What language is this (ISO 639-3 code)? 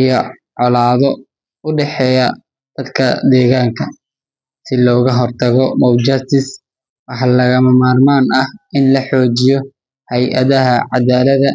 som